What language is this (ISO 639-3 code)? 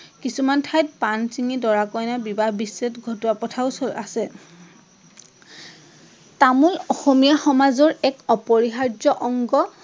asm